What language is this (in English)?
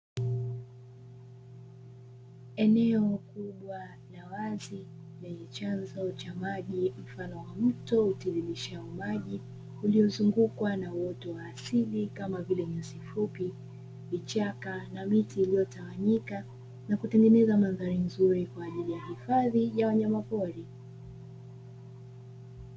Swahili